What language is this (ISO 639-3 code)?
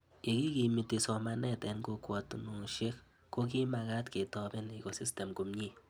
kln